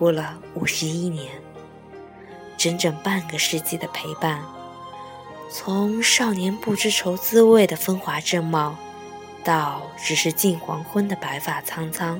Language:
Chinese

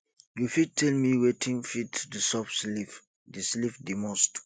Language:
Nigerian Pidgin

